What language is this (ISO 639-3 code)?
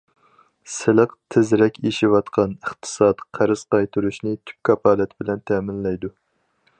uig